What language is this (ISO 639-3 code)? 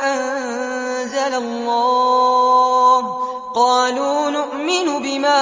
ara